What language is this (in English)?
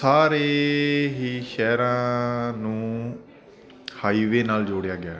Punjabi